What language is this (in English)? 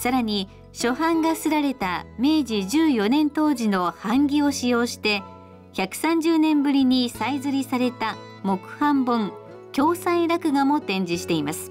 Japanese